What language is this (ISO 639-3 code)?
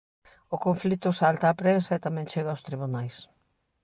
glg